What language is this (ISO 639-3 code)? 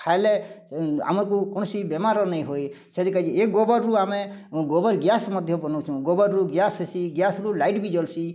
ori